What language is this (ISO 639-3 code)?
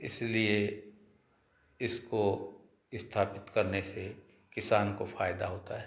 hin